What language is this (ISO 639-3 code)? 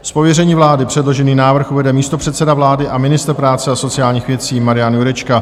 ces